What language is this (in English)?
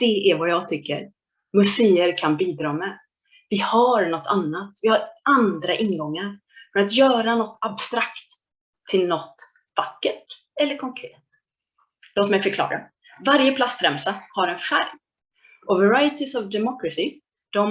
Swedish